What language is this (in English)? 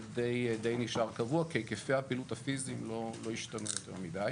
Hebrew